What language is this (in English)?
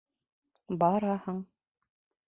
Bashkir